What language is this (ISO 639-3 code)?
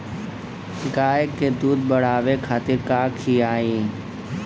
bho